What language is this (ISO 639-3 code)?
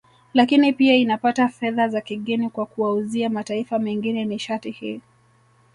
swa